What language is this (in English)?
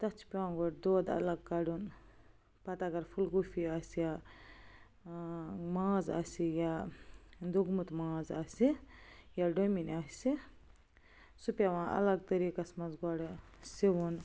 Kashmiri